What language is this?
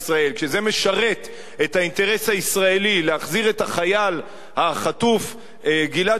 Hebrew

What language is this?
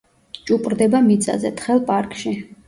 Georgian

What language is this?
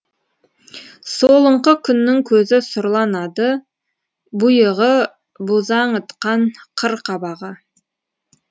Kazakh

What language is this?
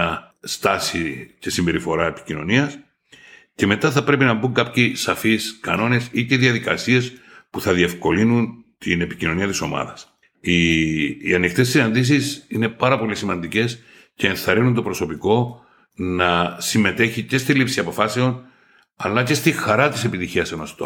Greek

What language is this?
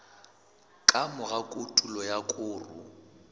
Southern Sotho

